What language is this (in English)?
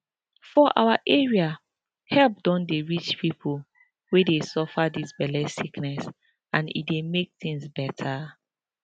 Nigerian Pidgin